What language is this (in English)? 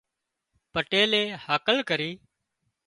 Wadiyara Koli